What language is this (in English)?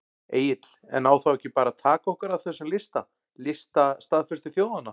Icelandic